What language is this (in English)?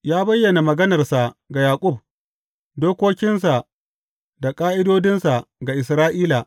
Hausa